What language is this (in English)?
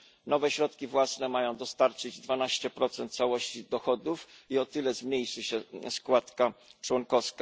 Polish